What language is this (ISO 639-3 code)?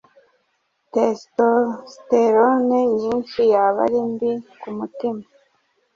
kin